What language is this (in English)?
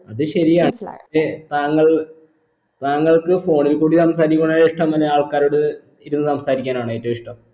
Malayalam